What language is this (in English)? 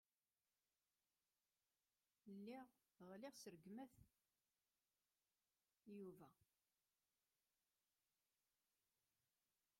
Kabyle